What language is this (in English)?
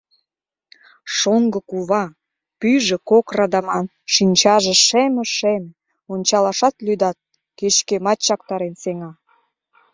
Mari